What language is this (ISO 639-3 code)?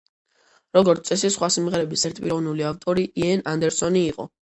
kat